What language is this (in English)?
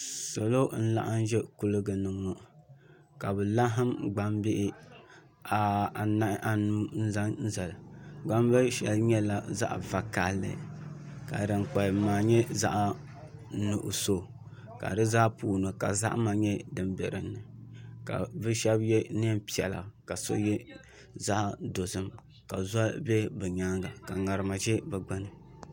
Dagbani